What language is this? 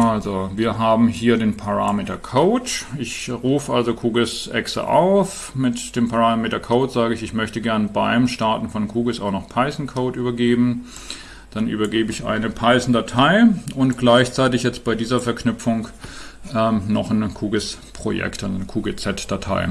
German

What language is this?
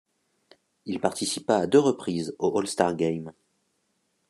French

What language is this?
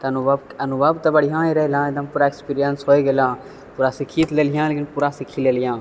Maithili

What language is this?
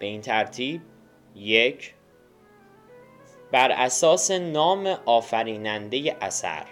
Persian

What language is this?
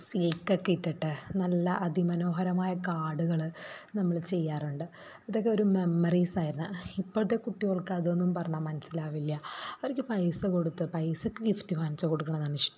Malayalam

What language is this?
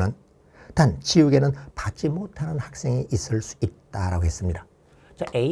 Korean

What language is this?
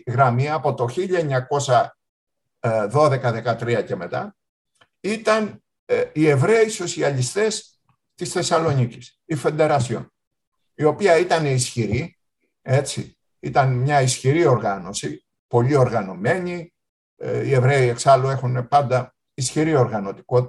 Greek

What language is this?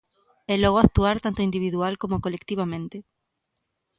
Galician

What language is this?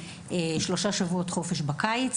Hebrew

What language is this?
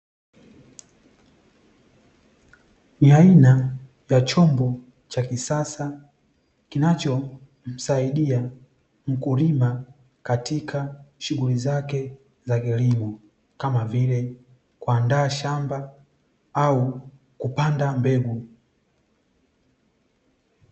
Swahili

